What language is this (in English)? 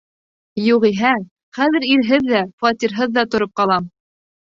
Bashkir